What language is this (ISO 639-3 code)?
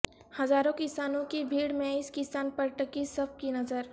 urd